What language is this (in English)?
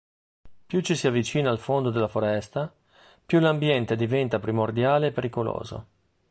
Italian